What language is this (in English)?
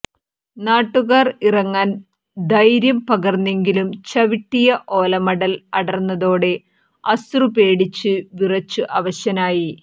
Malayalam